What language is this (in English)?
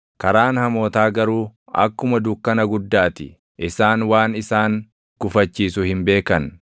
Oromo